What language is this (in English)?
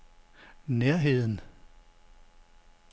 Danish